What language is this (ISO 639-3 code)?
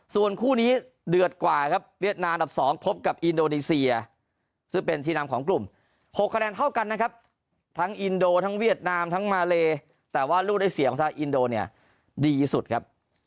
tha